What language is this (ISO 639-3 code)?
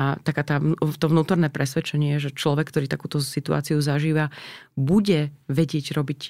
slk